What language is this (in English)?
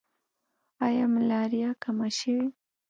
Pashto